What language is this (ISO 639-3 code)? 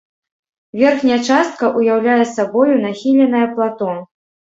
bel